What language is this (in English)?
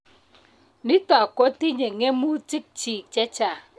Kalenjin